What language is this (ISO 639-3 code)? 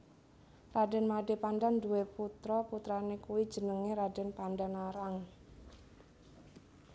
jav